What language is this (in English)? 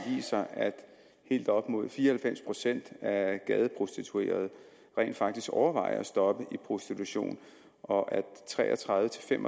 Danish